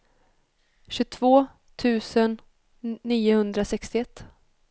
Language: Swedish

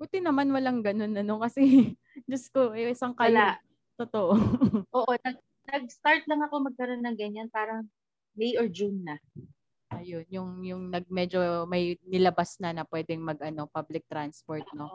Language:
Filipino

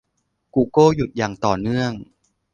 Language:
Thai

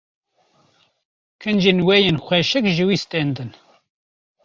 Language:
Kurdish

